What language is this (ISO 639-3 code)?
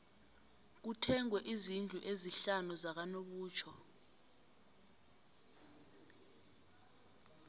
nbl